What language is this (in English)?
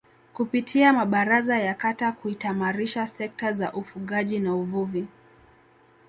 Swahili